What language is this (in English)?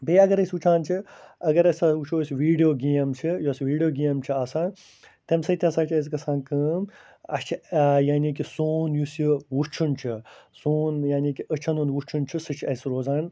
Kashmiri